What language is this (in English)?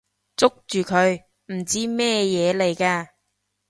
Cantonese